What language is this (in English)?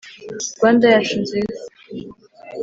Kinyarwanda